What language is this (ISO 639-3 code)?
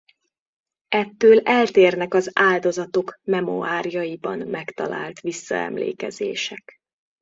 hun